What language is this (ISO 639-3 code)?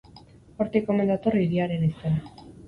eus